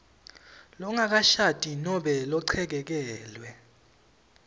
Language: Swati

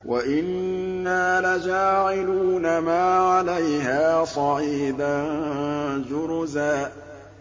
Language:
Arabic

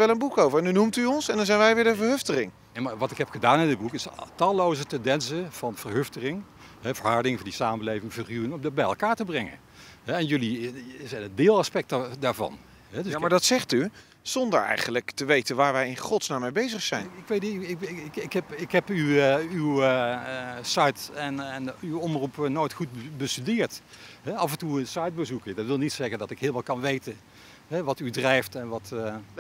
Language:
Dutch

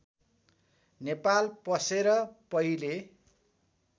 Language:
Nepali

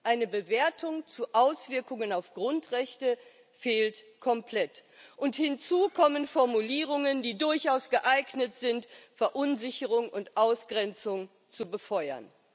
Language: German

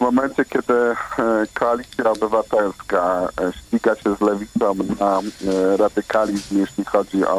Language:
Polish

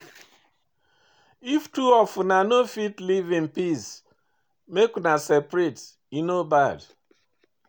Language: Nigerian Pidgin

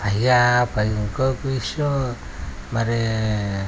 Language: Telugu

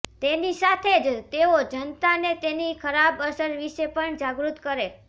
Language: Gujarati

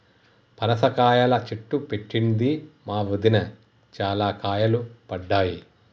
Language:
Telugu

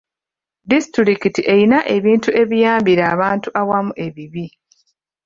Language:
Ganda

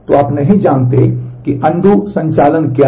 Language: Hindi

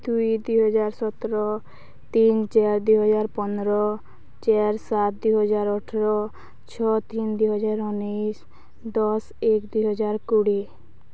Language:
Odia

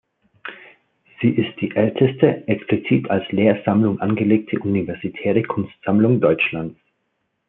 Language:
German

